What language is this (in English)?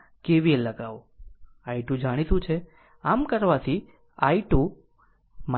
Gujarati